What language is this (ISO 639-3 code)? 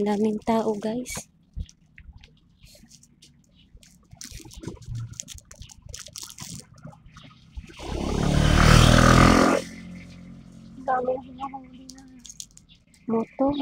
fil